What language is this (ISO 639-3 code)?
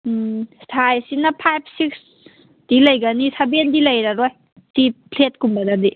mni